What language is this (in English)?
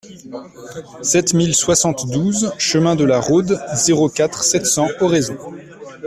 French